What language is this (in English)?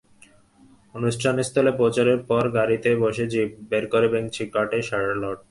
Bangla